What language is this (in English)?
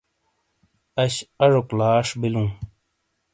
Shina